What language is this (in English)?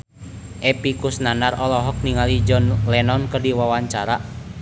Sundanese